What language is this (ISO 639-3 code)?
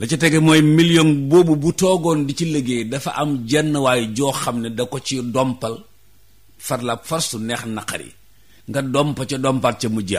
ind